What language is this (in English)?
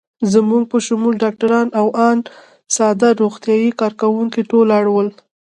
Pashto